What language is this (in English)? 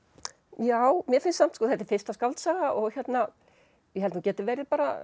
Icelandic